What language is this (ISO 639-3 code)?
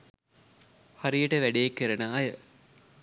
sin